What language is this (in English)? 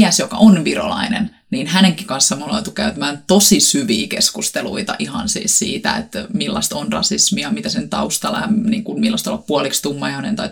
Finnish